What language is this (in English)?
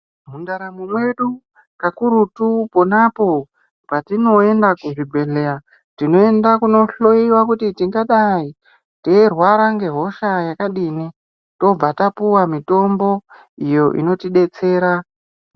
Ndau